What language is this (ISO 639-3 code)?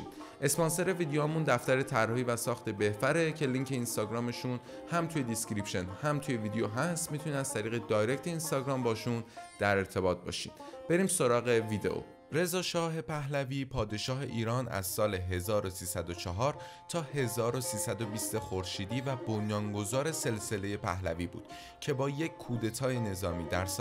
fas